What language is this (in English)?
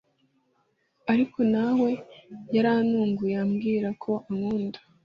Kinyarwanda